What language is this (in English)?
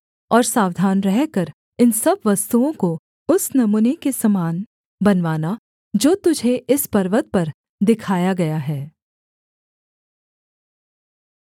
Hindi